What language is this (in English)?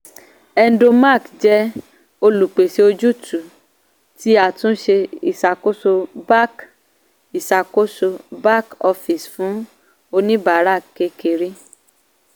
Yoruba